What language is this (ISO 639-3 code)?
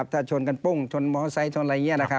tha